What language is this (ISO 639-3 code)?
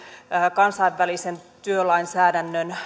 fin